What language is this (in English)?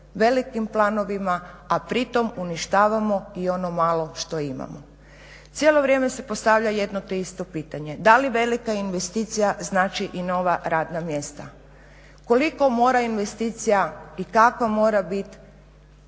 Croatian